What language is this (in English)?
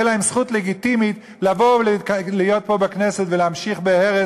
Hebrew